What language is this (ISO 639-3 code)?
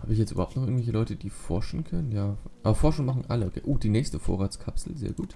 deu